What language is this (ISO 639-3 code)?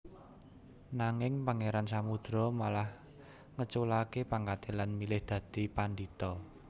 jav